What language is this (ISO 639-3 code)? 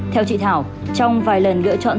vie